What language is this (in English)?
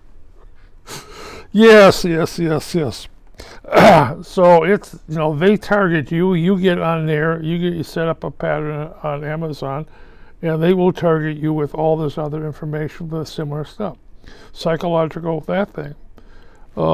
English